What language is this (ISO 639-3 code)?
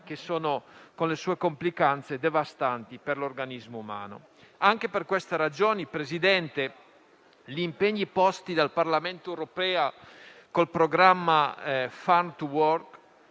ita